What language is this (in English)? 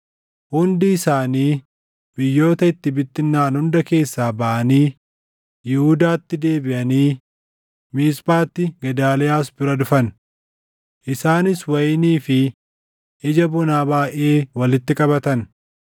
Oromo